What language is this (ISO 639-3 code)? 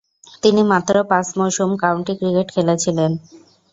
ben